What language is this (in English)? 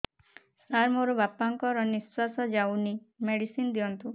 Odia